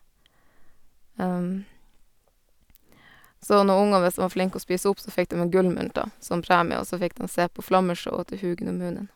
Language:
Norwegian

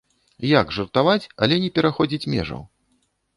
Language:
Belarusian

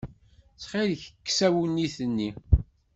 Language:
Kabyle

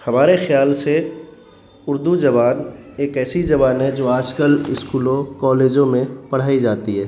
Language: Urdu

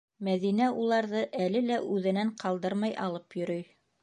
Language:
Bashkir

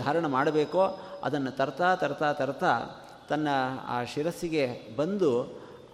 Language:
Kannada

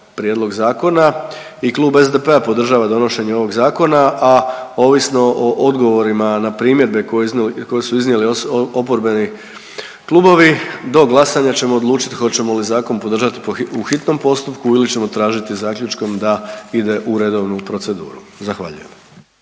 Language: Croatian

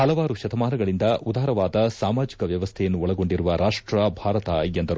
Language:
Kannada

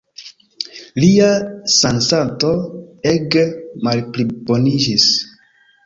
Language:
Esperanto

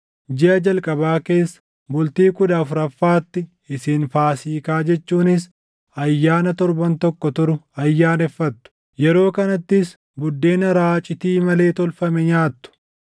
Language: Oromo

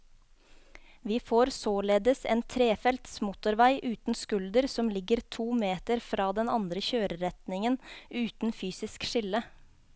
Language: Norwegian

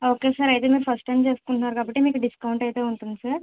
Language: Telugu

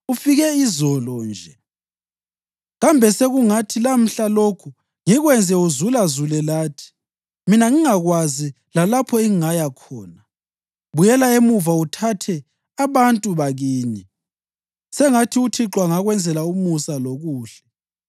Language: North Ndebele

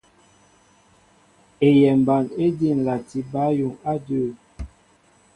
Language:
Mbo (Cameroon)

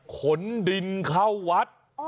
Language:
Thai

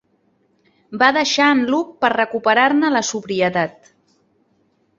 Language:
Catalan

